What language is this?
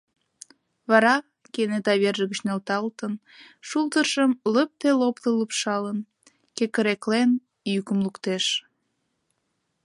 Mari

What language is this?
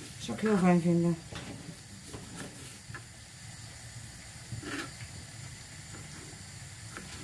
Dutch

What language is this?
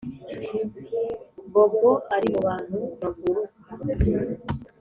Kinyarwanda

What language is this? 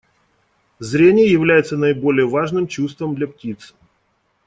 Russian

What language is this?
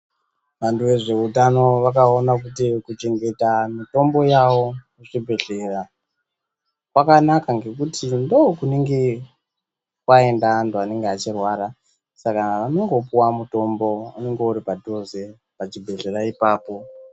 Ndau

